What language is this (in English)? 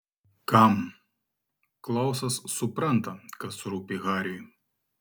Lithuanian